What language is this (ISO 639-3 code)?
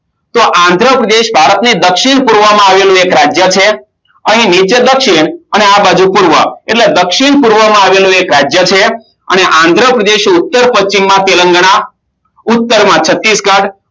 guj